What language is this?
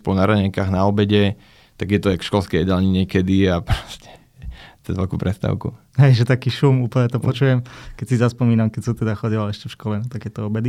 Slovak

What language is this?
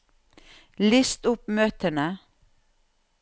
Norwegian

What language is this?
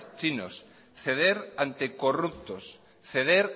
Spanish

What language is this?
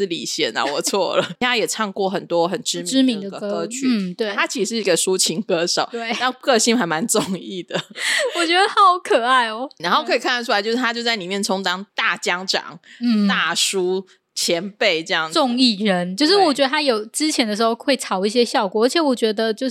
Chinese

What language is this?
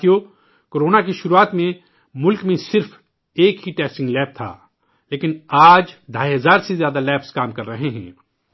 Urdu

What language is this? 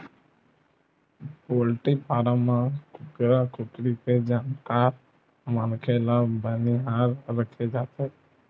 Chhattisgarhi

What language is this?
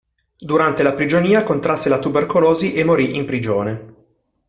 Italian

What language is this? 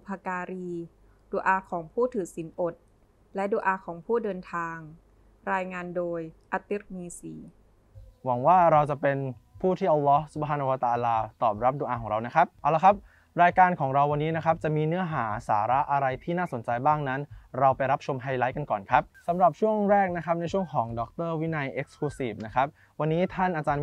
Thai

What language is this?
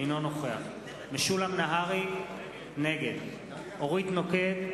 Hebrew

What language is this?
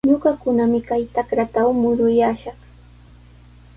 Sihuas Ancash Quechua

